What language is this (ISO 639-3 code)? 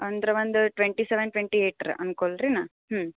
kan